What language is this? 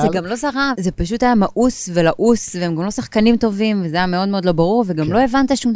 Hebrew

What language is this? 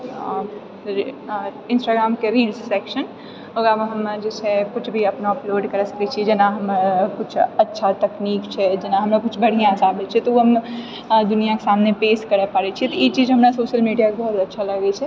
Maithili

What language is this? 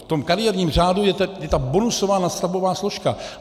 Czech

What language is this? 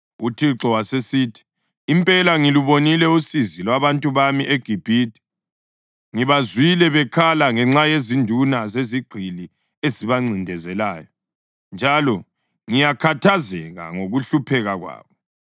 North Ndebele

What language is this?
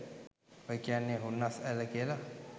Sinhala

